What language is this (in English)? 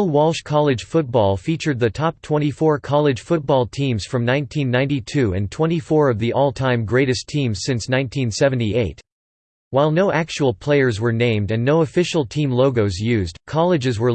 English